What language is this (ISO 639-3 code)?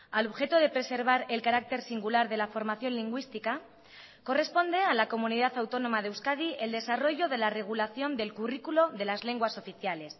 spa